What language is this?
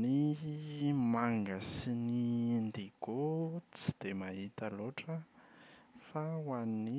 Malagasy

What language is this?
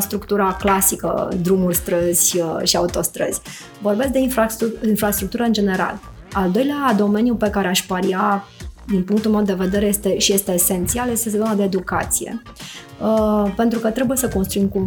Romanian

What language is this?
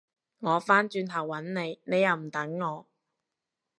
Cantonese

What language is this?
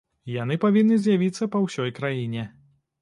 Belarusian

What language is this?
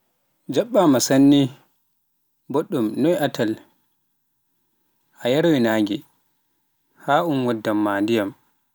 Pular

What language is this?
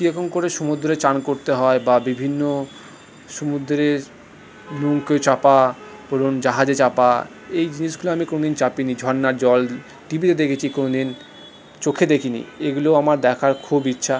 Bangla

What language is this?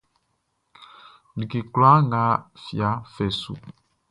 Baoulé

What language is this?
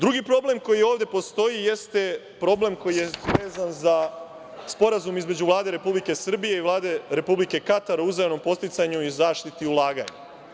Serbian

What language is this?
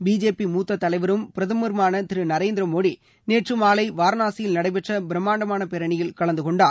Tamil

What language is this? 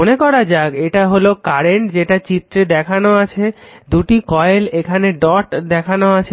Bangla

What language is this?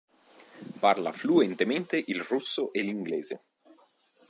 Italian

